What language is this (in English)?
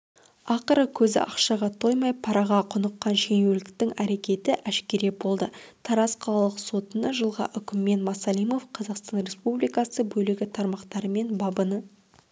Kazakh